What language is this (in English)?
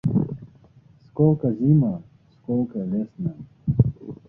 Uzbek